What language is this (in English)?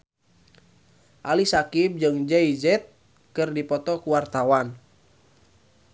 Sundanese